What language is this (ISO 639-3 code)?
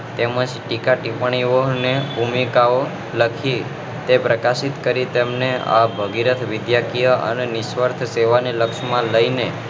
guj